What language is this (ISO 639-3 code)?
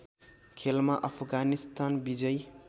nep